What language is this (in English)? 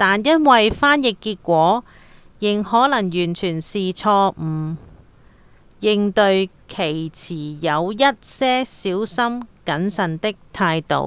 Cantonese